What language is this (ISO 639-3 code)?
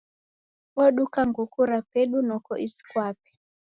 dav